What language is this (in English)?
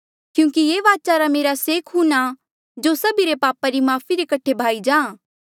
Mandeali